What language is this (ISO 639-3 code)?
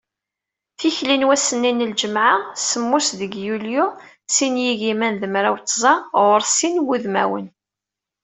kab